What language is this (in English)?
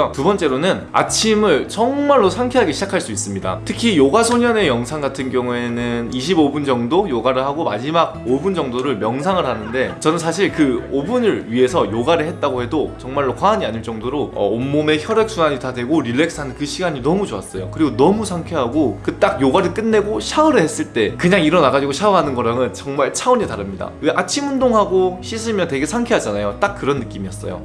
Korean